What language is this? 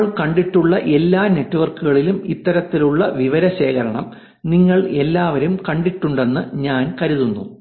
Malayalam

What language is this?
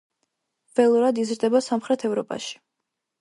Georgian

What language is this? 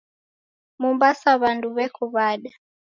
Taita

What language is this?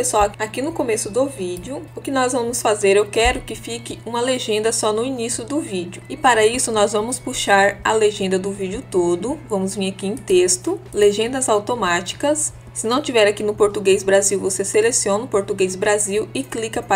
Portuguese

